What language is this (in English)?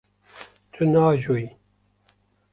Kurdish